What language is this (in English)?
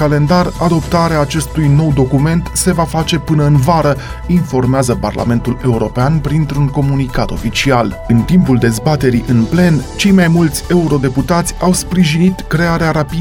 Romanian